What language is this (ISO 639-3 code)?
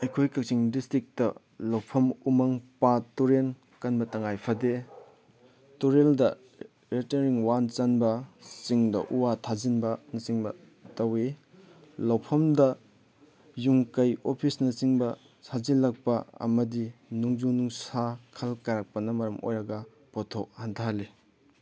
mni